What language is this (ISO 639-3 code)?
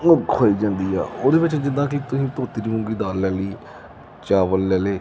pan